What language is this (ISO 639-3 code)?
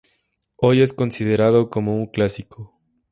spa